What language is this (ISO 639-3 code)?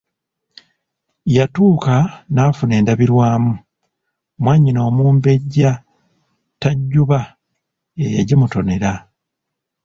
lug